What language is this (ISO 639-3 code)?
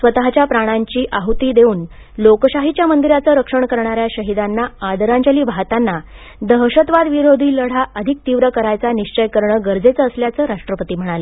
mar